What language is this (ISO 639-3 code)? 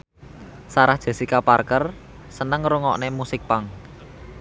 jav